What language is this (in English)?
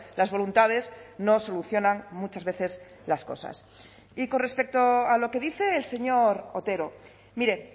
Spanish